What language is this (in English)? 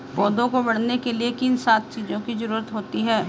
Hindi